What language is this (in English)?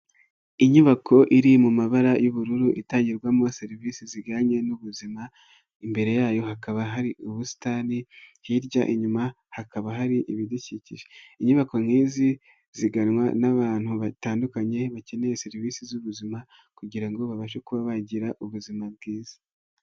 Kinyarwanda